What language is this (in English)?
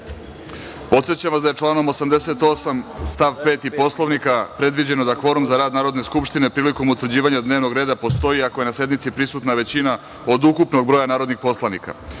Serbian